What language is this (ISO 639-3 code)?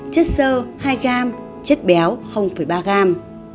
vie